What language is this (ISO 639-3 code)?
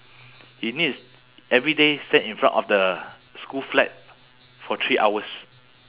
eng